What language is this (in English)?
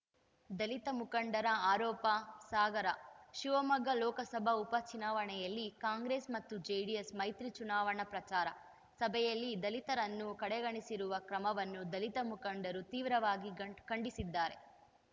Kannada